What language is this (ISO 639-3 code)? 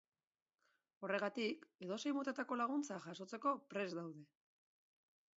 eus